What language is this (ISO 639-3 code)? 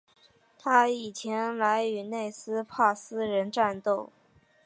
zho